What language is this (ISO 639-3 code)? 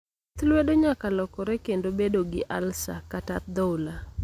luo